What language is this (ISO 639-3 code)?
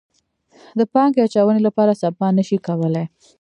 pus